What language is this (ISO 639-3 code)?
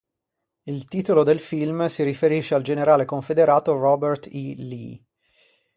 ita